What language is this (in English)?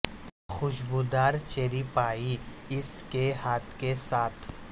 Urdu